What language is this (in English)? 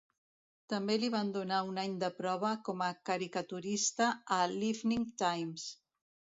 Catalan